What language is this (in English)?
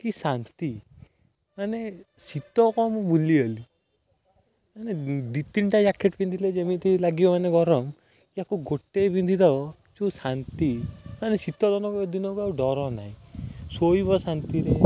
Odia